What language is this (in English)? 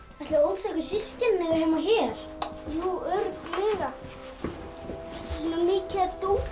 Icelandic